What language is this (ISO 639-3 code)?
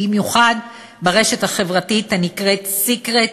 heb